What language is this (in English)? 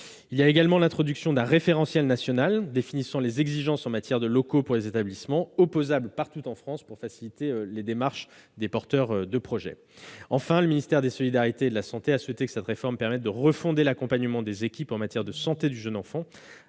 French